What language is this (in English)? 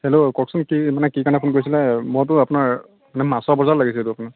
Assamese